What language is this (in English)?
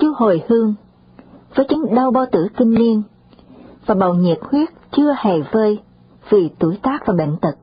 Vietnamese